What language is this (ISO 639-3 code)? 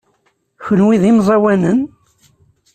kab